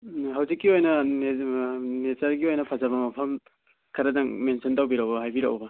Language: Manipuri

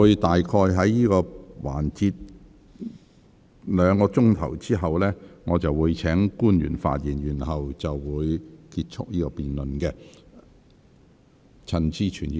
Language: Cantonese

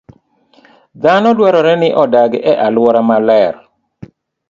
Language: Luo (Kenya and Tanzania)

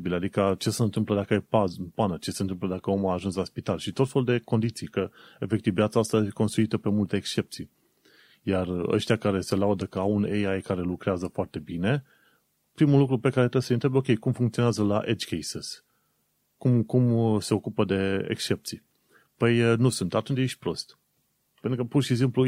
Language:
Romanian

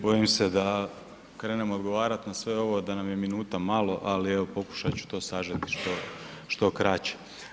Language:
Croatian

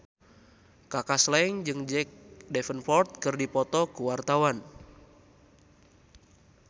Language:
Sundanese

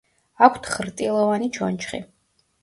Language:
Georgian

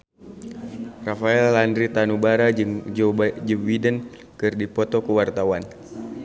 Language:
Sundanese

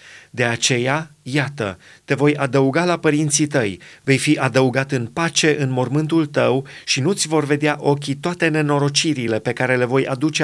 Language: Romanian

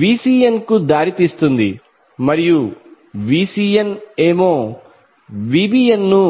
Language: Telugu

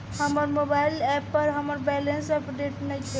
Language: Bhojpuri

